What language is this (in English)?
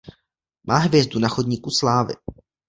Czech